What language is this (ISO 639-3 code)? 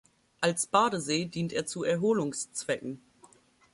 deu